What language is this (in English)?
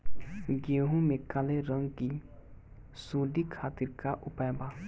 Bhojpuri